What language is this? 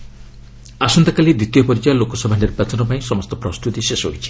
Odia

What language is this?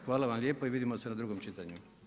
Croatian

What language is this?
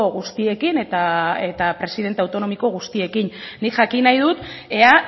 Basque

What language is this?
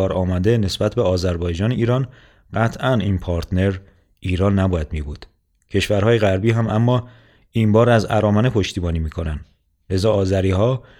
Persian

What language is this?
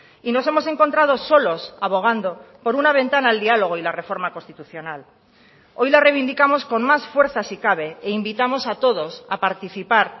Spanish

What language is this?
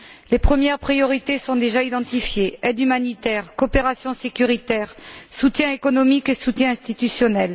French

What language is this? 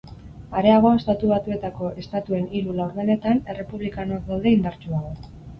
Basque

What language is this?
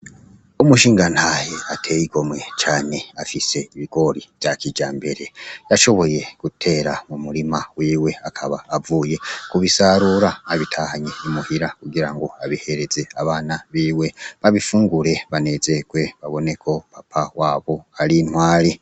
Rundi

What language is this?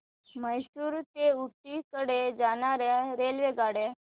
Marathi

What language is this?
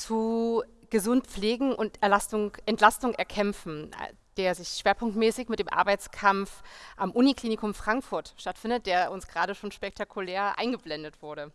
German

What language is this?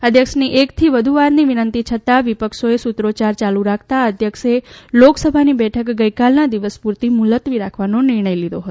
Gujarati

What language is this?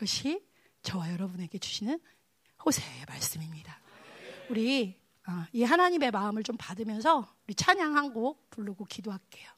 Korean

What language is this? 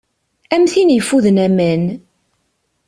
Kabyle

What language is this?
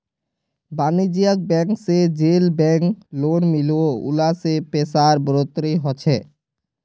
Magahi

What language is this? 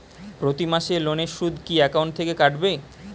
Bangla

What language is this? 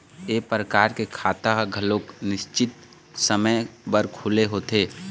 Chhattisgarhi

